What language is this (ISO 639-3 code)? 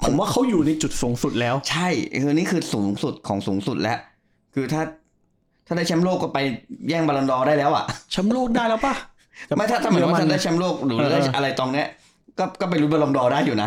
tha